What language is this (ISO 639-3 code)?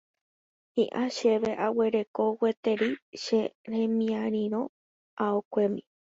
grn